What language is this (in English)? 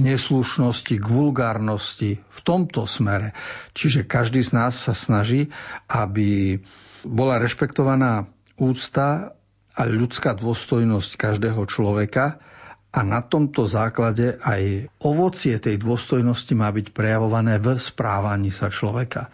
Slovak